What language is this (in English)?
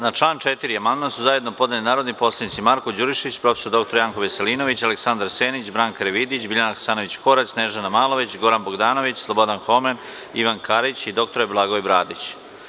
Serbian